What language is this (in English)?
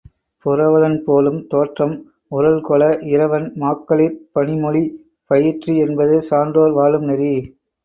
Tamil